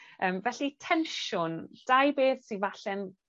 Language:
Welsh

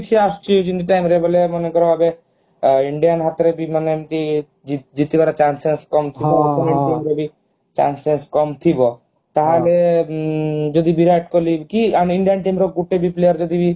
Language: Odia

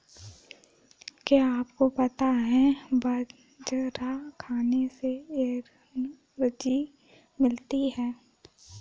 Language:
Hindi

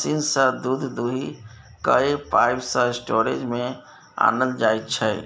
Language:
Maithili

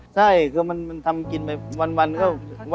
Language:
Thai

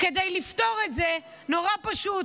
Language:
Hebrew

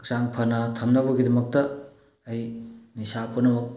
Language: Manipuri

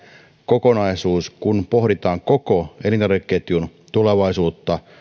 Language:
Finnish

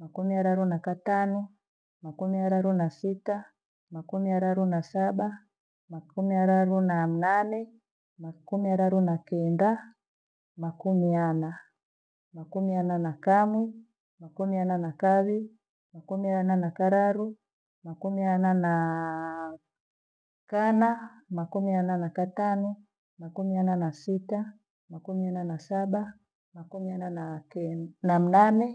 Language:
Gweno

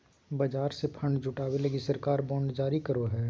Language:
Magahi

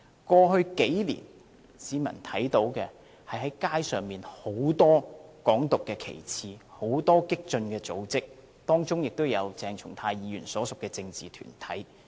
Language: Cantonese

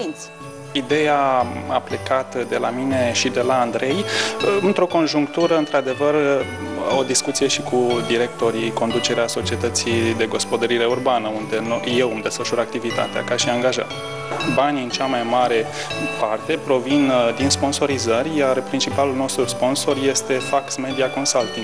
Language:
Romanian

